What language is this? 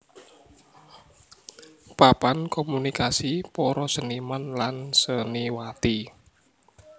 Javanese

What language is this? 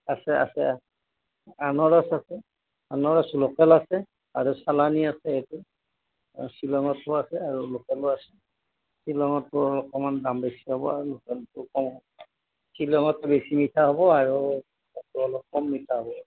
Assamese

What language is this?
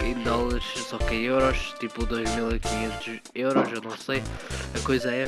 Portuguese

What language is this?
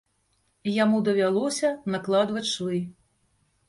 Belarusian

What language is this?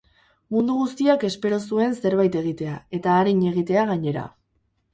Basque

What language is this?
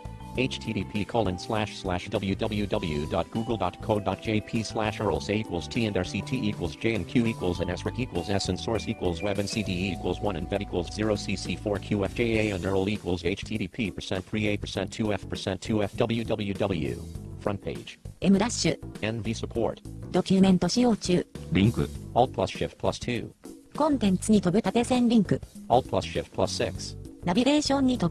Japanese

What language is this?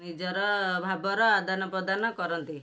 Odia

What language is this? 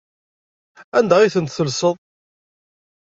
Kabyle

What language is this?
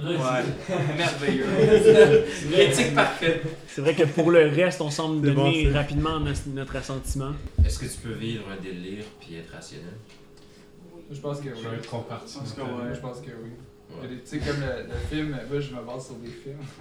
French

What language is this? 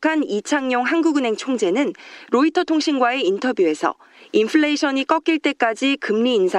Korean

